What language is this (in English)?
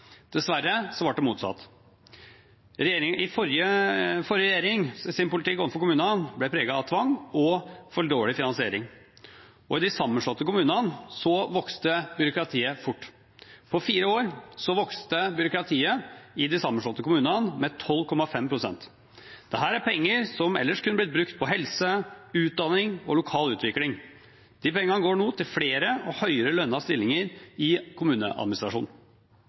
Norwegian Bokmål